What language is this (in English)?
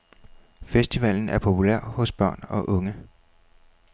Danish